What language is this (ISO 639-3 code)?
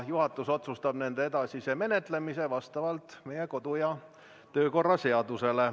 est